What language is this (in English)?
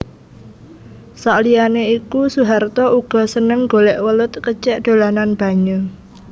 Javanese